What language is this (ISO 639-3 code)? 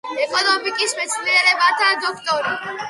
kat